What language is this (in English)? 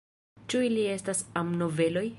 Esperanto